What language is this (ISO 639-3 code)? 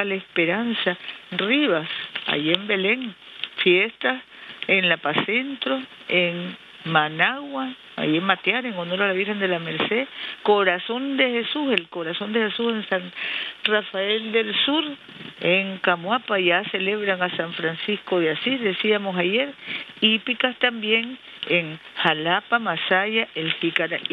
spa